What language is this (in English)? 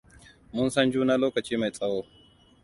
Hausa